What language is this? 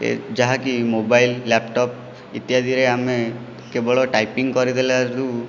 Odia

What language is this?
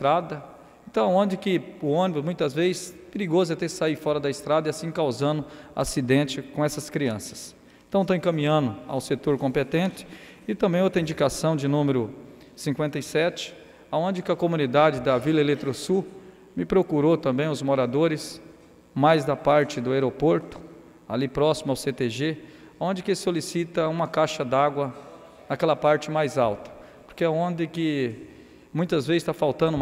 Portuguese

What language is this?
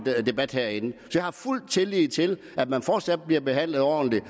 Danish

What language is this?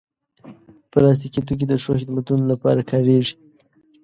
Pashto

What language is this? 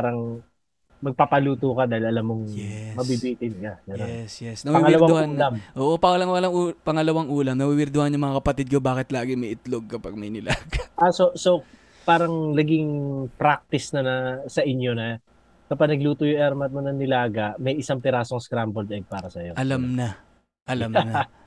Filipino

